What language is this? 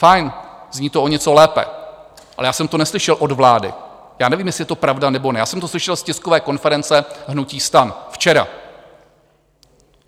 Czech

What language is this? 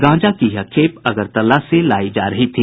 Hindi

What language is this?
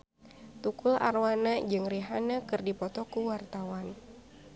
Sundanese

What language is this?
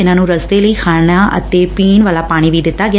Punjabi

